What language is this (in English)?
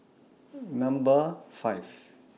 English